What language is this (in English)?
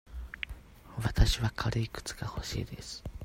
Japanese